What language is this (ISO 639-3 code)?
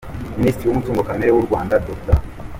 kin